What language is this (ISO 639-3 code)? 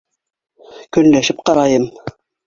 bak